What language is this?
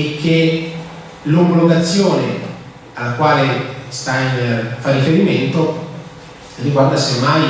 Italian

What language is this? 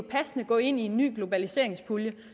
Danish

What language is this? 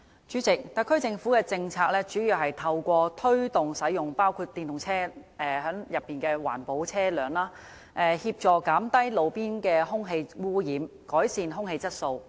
Cantonese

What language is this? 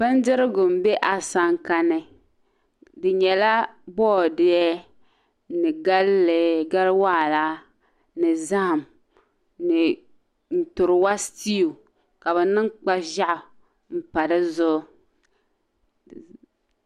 Dagbani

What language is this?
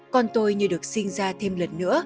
Vietnamese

